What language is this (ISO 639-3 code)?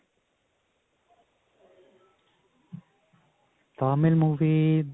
pan